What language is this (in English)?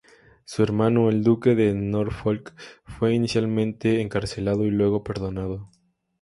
Spanish